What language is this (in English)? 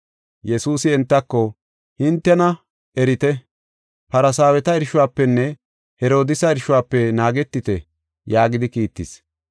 Gofa